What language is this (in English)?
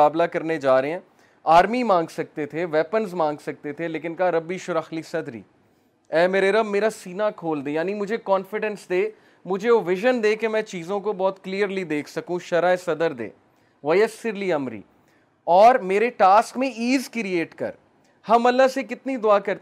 Urdu